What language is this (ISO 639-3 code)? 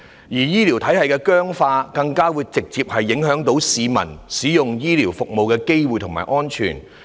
yue